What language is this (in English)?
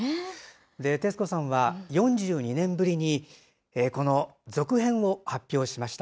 Japanese